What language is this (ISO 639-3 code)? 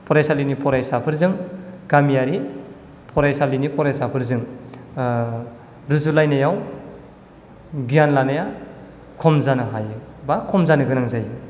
brx